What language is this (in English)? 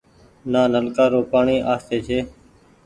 Goaria